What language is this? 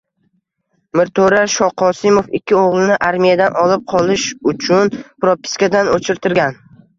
Uzbek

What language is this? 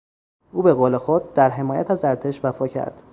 Persian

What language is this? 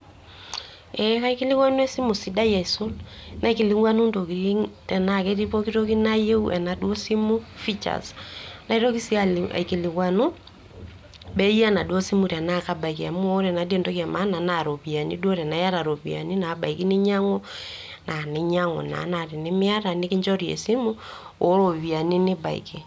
Masai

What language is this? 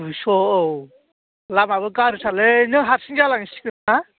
Bodo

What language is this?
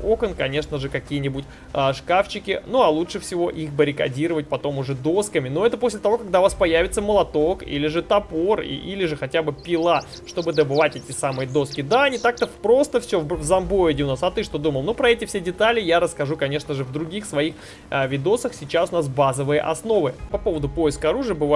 Russian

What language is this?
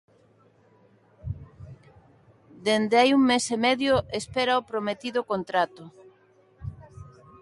Galician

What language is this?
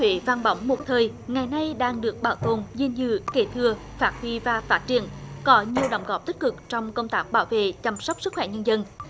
Vietnamese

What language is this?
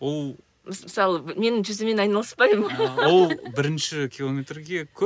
Kazakh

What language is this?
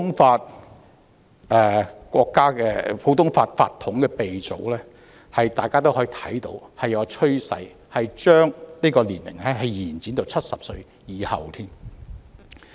Cantonese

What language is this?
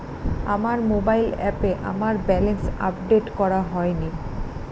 Bangla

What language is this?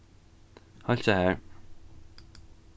Faroese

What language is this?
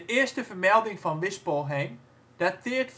Dutch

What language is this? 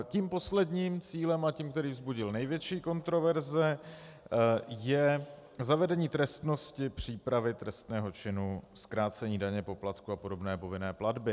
Czech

